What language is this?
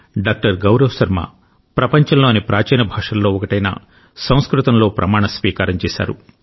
Telugu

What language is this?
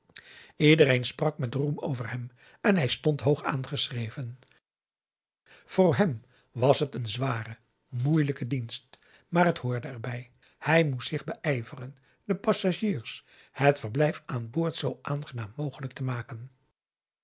Dutch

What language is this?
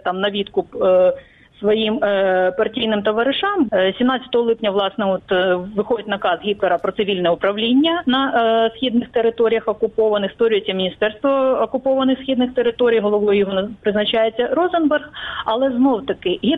Ukrainian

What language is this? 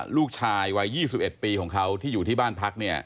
Thai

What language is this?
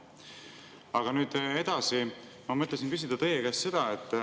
Estonian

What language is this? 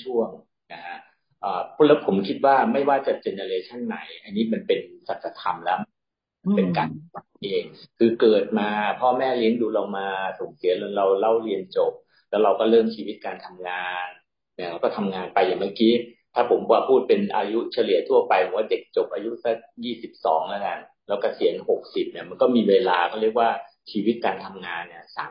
Thai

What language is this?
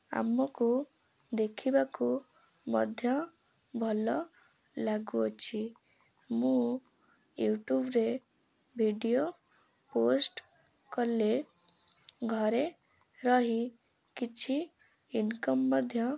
Odia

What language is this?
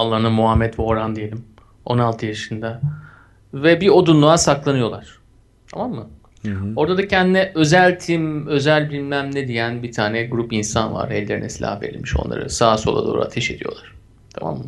Turkish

